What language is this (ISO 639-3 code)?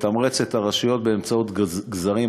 heb